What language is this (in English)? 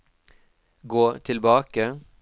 Norwegian